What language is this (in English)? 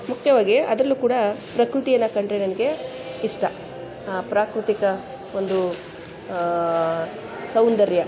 Kannada